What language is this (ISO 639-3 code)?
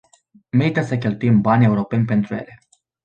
ron